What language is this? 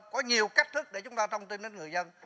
Vietnamese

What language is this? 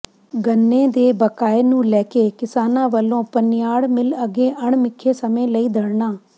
Punjabi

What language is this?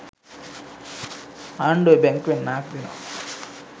Sinhala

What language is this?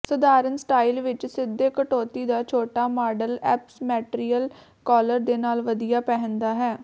Punjabi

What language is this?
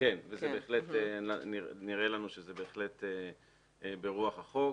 Hebrew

